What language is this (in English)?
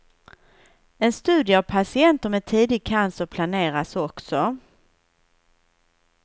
Swedish